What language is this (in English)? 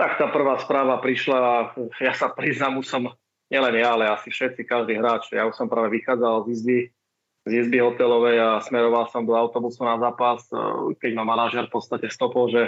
Slovak